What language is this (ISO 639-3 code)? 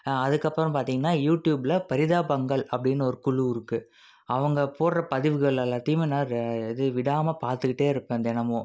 tam